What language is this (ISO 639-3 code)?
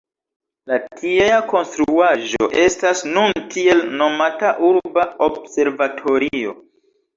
epo